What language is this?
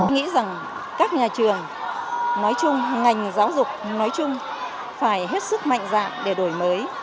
Vietnamese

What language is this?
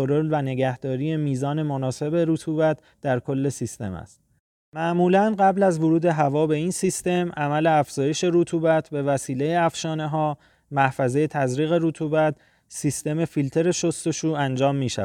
Persian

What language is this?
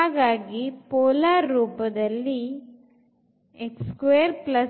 Kannada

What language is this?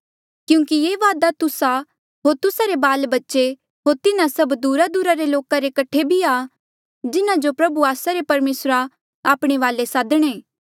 Mandeali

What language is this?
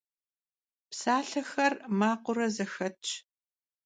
Kabardian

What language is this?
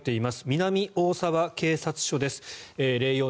Japanese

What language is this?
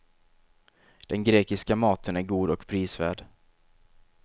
Swedish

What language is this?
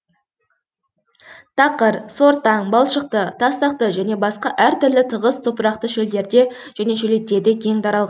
Kazakh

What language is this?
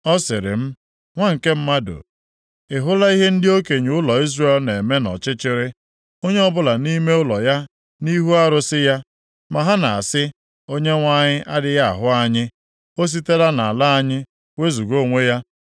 Igbo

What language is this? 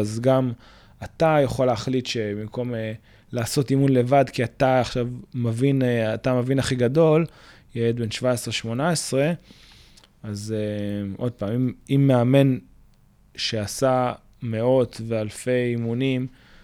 Hebrew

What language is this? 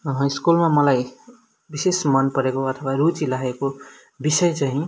Nepali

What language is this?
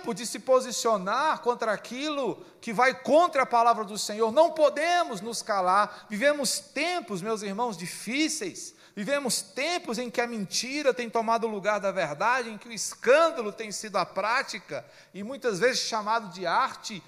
Portuguese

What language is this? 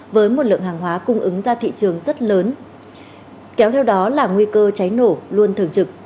Vietnamese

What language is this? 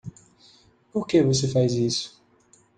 Portuguese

